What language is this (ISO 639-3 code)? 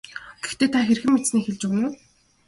mon